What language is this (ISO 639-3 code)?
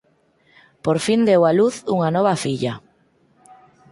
glg